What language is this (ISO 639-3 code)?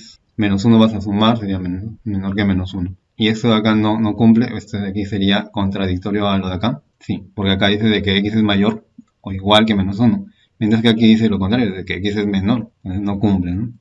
spa